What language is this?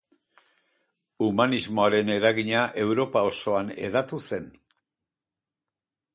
Basque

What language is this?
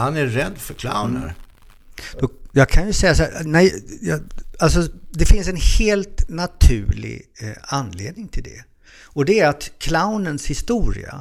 Swedish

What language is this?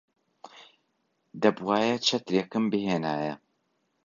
Central Kurdish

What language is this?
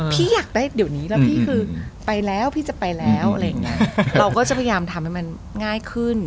Thai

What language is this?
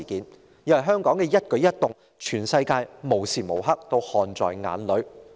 Cantonese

